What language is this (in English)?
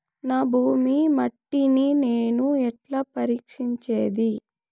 Telugu